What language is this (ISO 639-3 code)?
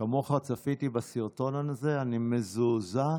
heb